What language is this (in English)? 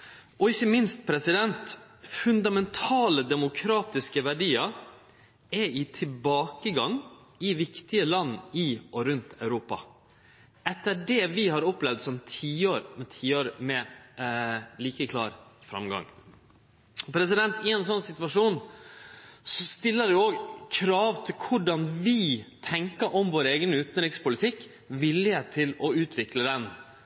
Norwegian Nynorsk